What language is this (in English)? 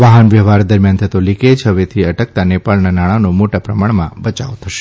Gujarati